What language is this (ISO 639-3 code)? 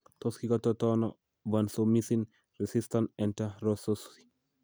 kln